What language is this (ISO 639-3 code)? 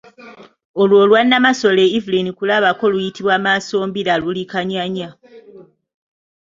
lug